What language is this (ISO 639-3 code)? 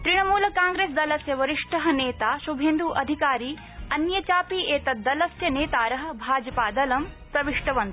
san